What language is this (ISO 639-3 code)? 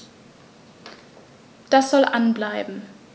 deu